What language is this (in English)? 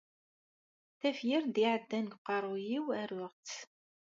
Kabyle